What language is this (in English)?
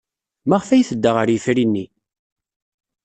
Kabyle